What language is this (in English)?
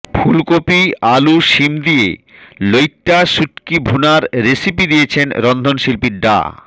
Bangla